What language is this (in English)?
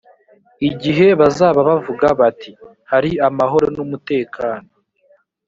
Kinyarwanda